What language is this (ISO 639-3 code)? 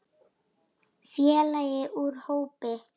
isl